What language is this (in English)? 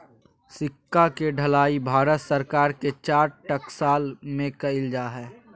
Magahi